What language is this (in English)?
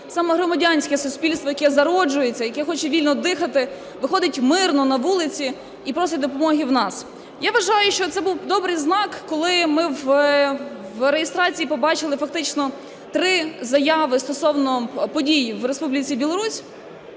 Ukrainian